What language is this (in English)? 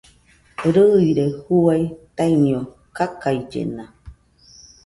Nüpode Huitoto